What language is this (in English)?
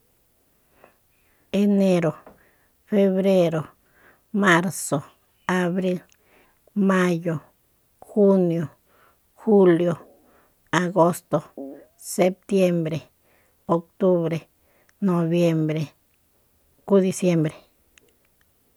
Soyaltepec Mazatec